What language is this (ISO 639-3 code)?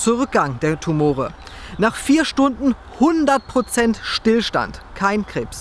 deu